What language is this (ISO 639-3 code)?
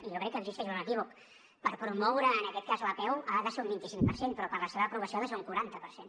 cat